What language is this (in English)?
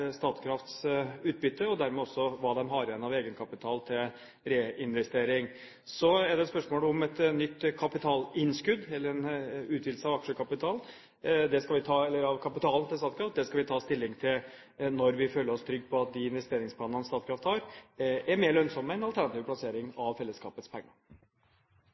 Norwegian Bokmål